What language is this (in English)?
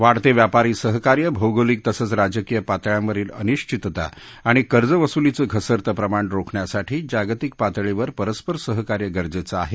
Marathi